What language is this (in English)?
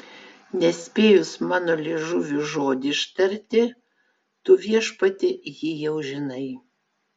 Lithuanian